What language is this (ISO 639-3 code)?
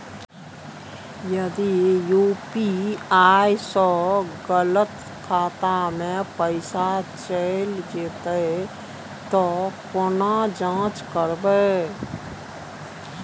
mai